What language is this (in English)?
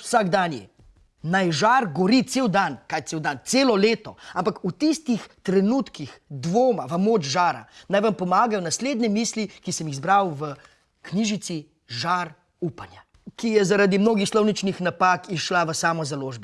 Slovenian